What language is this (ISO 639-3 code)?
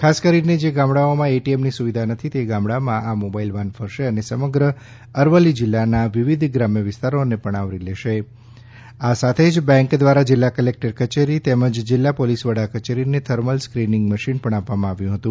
guj